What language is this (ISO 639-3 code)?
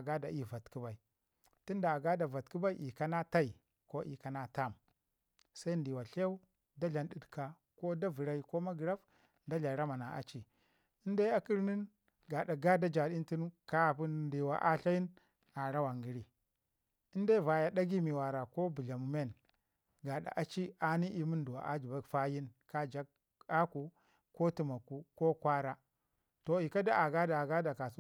ngi